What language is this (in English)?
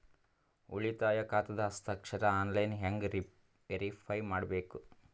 Kannada